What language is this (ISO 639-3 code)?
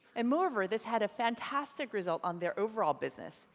eng